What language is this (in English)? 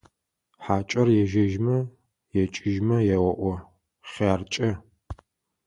Adyghe